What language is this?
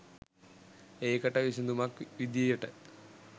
Sinhala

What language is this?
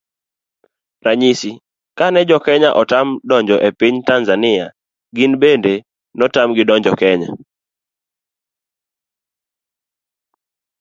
Luo (Kenya and Tanzania)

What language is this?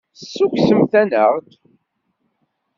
Kabyle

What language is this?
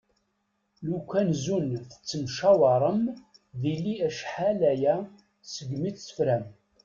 Kabyle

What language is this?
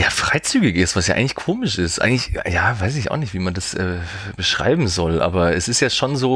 German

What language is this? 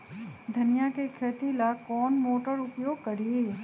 Magahi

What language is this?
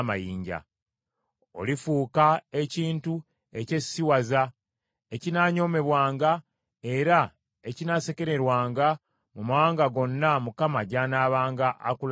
Ganda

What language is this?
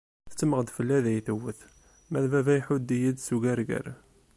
Kabyle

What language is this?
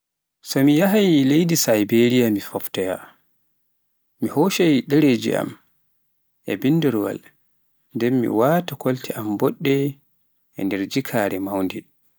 Pular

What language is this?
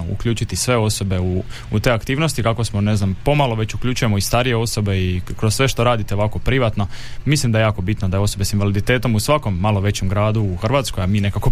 Croatian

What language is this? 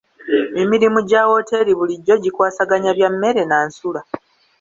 Ganda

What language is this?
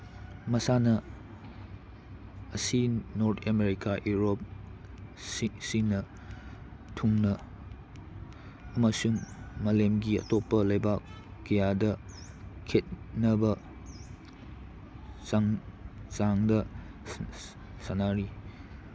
Manipuri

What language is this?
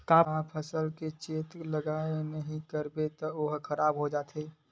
Chhattisgarhi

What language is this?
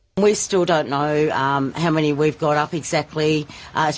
Indonesian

